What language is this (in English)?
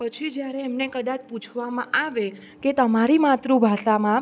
Gujarati